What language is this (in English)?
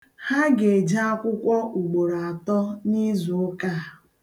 Igbo